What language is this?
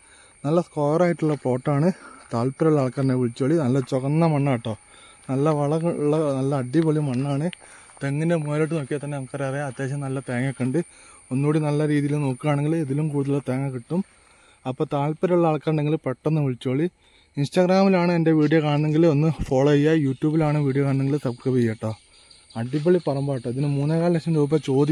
Malayalam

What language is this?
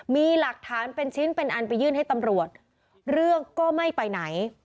Thai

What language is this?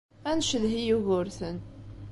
Kabyle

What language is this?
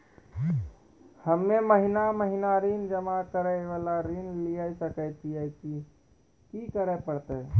Maithili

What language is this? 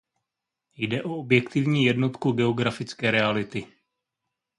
Czech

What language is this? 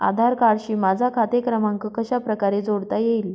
Marathi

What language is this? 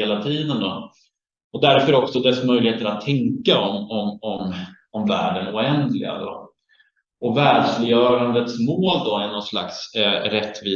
Swedish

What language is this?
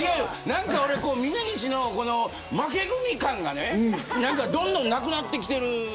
Japanese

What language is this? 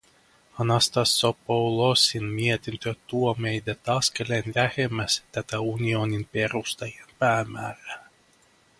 Finnish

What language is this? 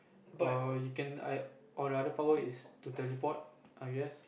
English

